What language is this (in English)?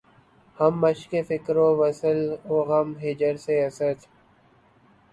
Urdu